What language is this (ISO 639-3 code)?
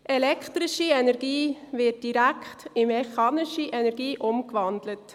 gsw